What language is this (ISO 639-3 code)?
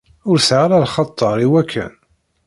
kab